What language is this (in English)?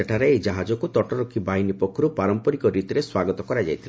Odia